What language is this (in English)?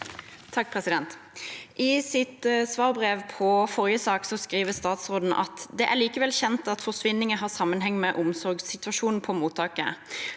Norwegian